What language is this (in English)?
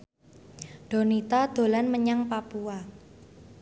Javanese